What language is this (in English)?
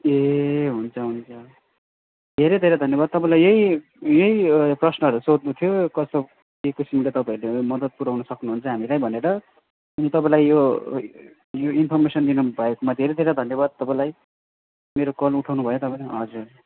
Nepali